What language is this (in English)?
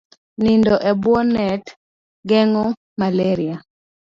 Luo (Kenya and Tanzania)